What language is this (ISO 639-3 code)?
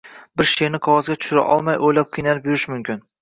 uzb